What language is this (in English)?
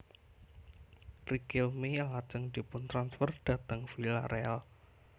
Javanese